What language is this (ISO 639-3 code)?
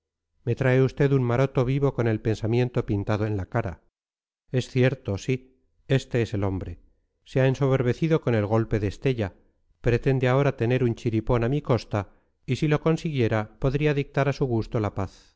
spa